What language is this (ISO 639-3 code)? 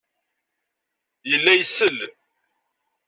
kab